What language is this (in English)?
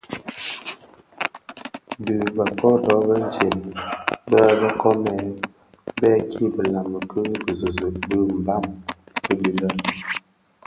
Bafia